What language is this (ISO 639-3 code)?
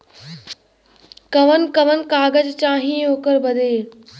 bho